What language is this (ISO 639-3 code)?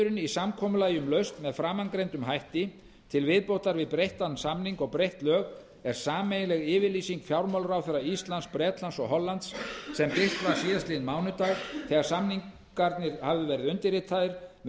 isl